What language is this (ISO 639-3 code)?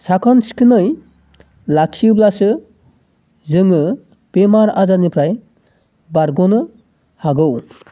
brx